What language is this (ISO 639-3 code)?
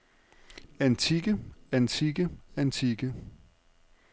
dan